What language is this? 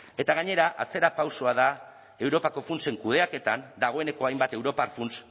Basque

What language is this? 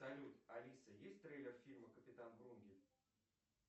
Russian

